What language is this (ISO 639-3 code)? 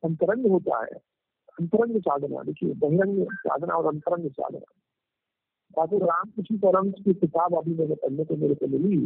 hin